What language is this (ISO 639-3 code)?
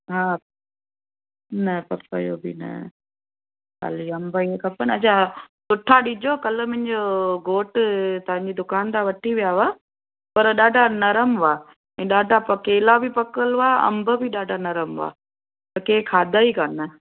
snd